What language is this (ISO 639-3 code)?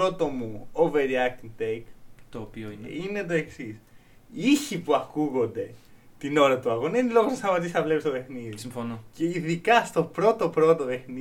ell